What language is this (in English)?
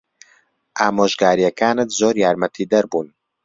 Central Kurdish